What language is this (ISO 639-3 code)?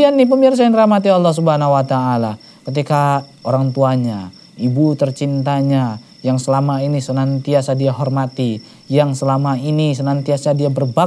ind